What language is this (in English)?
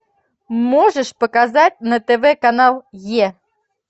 Russian